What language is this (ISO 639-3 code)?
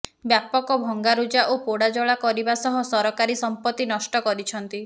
ori